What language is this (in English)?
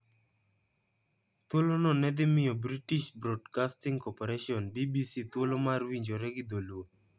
Luo (Kenya and Tanzania)